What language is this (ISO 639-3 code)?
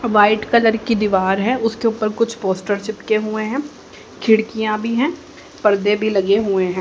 hin